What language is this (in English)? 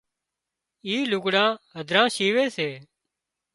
Wadiyara Koli